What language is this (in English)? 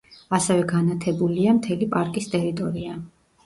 Georgian